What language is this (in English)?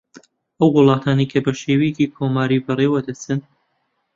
Central Kurdish